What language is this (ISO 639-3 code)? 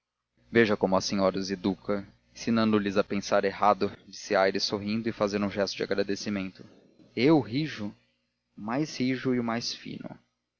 por